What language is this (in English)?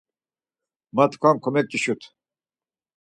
Laz